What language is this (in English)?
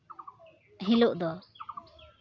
Santali